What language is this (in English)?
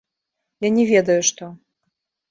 Belarusian